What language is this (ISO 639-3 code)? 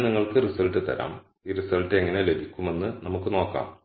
mal